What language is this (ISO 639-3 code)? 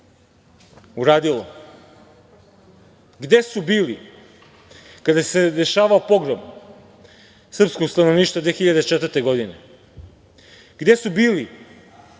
srp